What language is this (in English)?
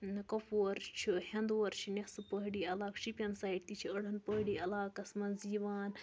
Kashmiri